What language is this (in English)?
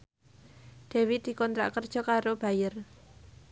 Javanese